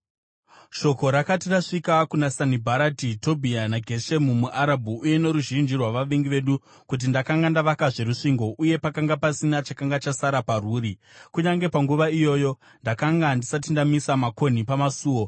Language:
Shona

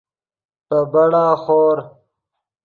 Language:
Yidgha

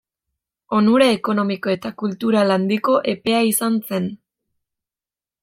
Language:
Basque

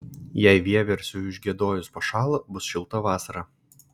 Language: Lithuanian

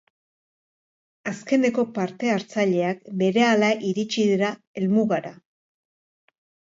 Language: Basque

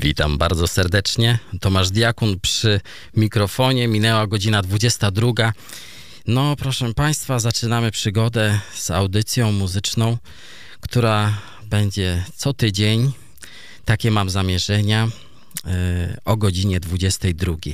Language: Polish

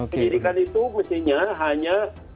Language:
Indonesian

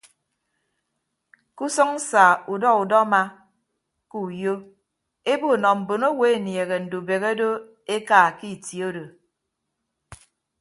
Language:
Ibibio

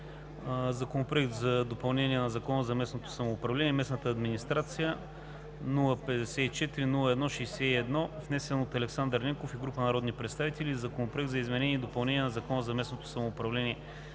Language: Bulgarian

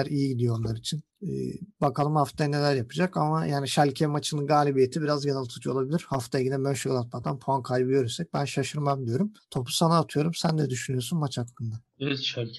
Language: Turkish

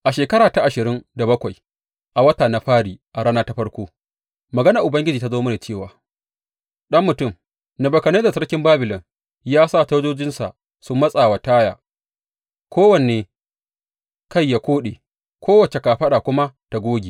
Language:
Hausa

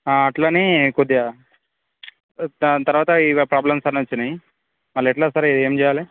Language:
Telugu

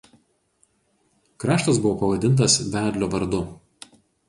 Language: Lithuanian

